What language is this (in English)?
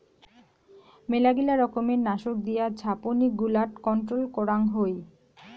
Bangla